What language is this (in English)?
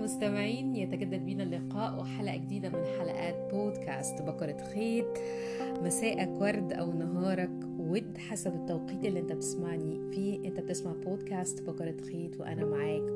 Arabic